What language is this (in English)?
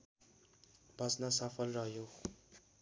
Nepali